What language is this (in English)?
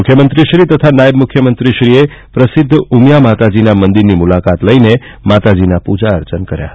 Gujarati